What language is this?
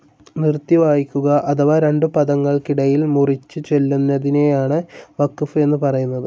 Malayalam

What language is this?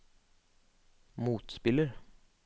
Norwegian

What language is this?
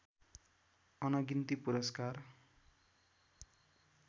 Nepali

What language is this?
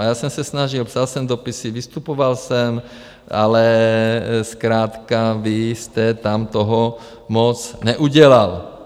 Czech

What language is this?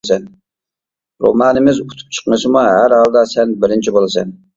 Uyghur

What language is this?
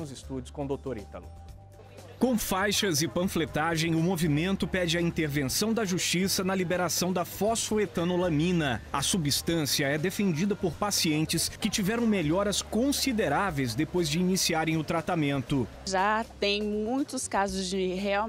Portuguese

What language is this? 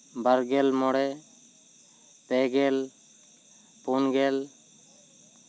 Santali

